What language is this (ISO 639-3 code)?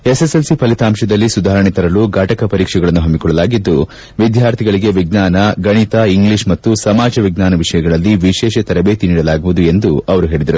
kan